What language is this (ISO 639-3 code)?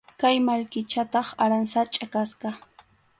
qxu